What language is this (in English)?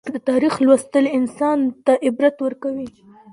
Pashto